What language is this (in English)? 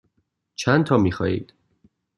Persian